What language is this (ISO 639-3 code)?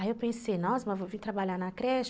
por